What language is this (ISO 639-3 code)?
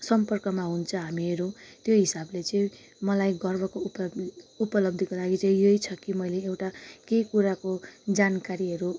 nep